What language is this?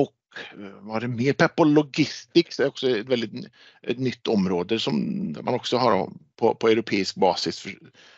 Swedish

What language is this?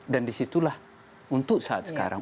Indonesian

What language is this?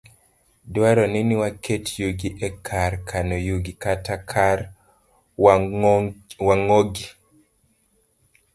Luo (Kenya and Tanzania)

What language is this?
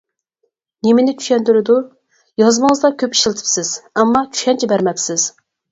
Uyghur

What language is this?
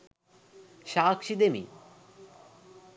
Sinhala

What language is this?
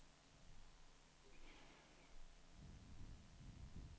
Swedish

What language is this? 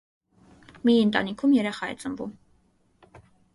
Armenian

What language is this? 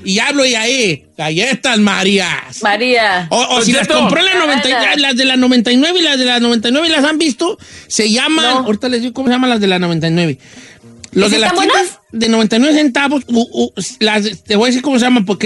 Spanish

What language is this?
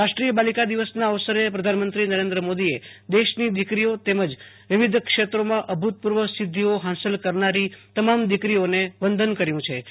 Gujarati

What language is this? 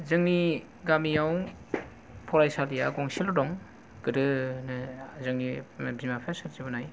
Bodo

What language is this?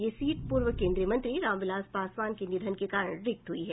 Hindi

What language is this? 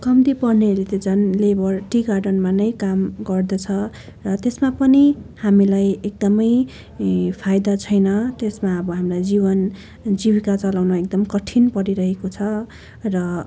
Nepali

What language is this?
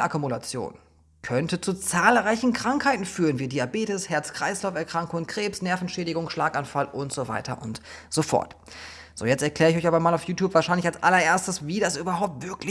German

